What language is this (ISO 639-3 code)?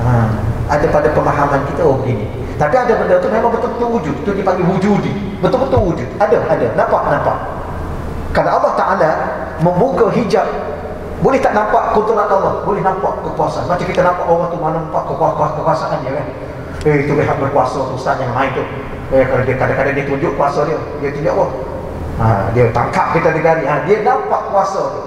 msa